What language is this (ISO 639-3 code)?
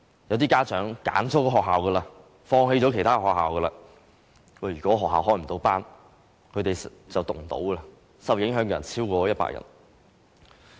yue